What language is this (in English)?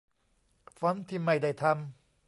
Thai